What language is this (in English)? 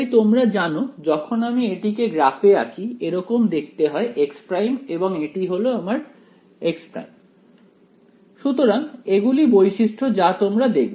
Bangla